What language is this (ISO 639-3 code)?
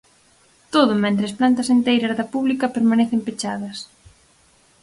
glg